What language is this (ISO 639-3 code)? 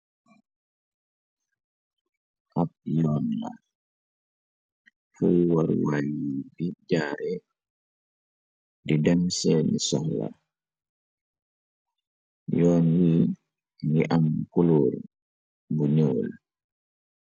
wol